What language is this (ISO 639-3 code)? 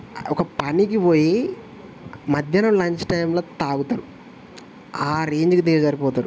tel